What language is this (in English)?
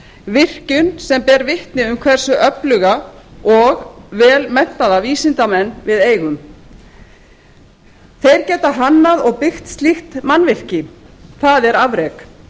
Icelandic